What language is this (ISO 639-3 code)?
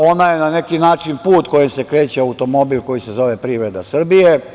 srp